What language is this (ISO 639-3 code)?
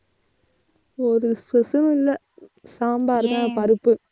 tam